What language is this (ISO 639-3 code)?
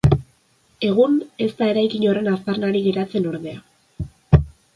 eus